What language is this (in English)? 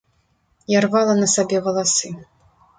Belarusian